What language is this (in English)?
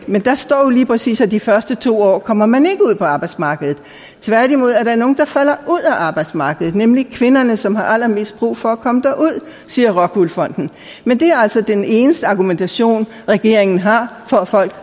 Danish